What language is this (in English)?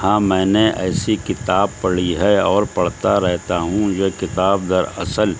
Urdu